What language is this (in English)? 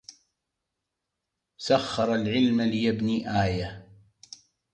Arabic